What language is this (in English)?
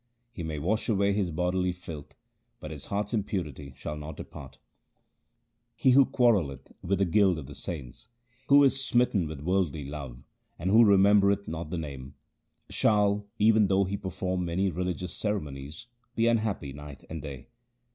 English